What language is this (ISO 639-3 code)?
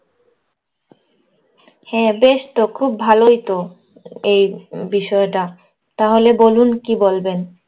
ben